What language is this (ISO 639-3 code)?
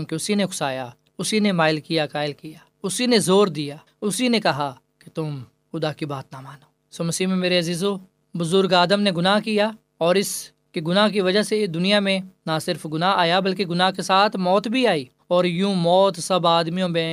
urd